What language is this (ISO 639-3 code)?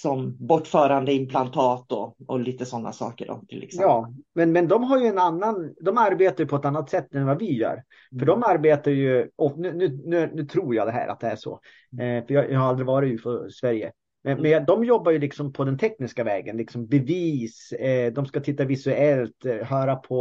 swe